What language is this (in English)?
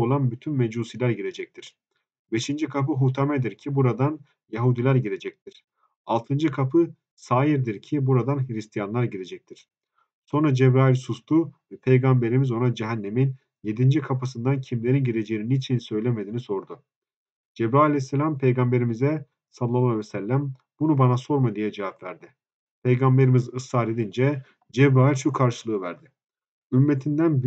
Turkish